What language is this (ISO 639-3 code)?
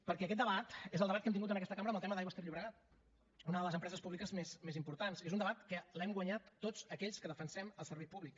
cat